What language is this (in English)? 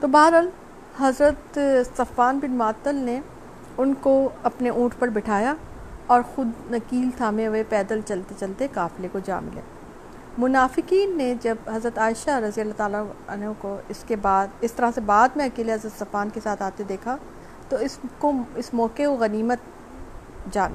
Urdu